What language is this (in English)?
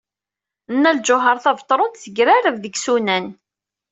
Kabyle